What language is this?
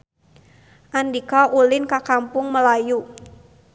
Sundanese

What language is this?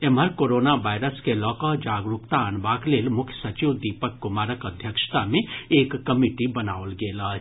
Maithili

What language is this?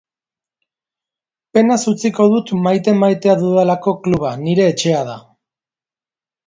Basque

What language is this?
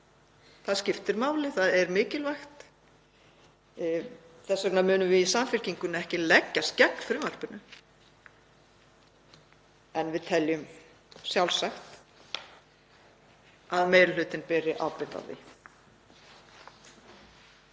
Icelandic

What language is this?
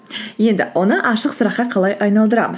Kazakh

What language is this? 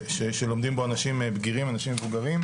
Hebrew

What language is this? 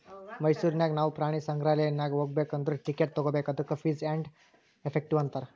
Kannada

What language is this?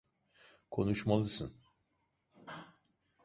Turkish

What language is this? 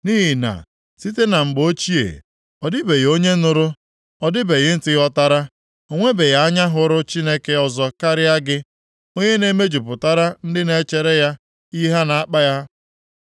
Igbo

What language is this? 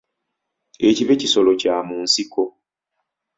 Ganda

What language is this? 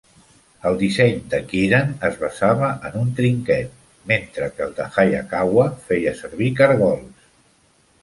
Catalan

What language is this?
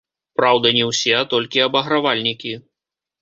Belarusian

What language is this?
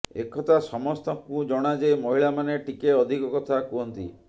Odia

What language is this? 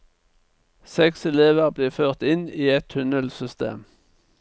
Norwegian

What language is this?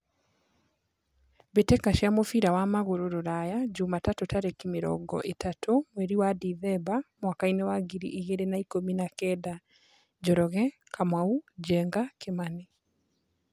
Kikuyu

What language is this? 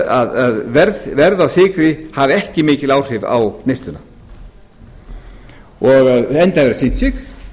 Icelandic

